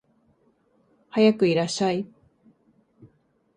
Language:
Japanese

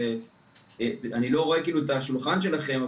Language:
Hebrew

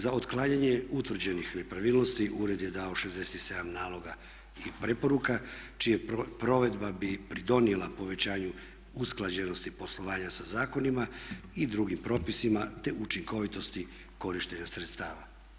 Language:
Croatian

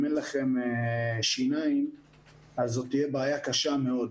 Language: Hebrew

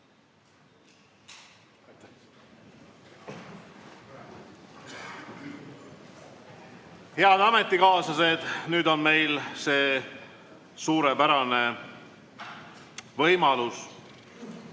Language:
Estonian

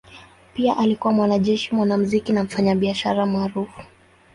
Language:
Swahili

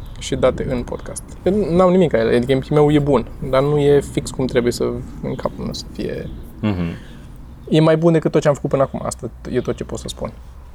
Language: Romanian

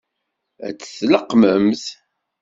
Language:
Kabyle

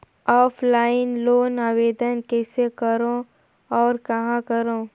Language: Chhattisgarhi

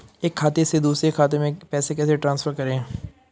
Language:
Hindi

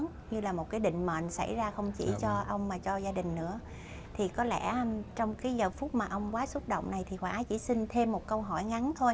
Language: Vietnamese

